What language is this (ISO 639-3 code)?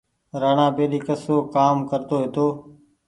gig